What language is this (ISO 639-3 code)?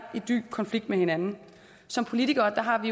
dan